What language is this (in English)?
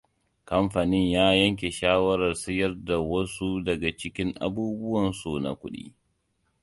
Hausa